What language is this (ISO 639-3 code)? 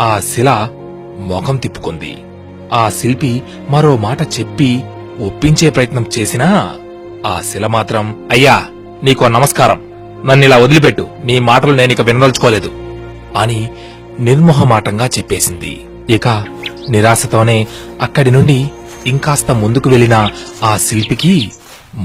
tel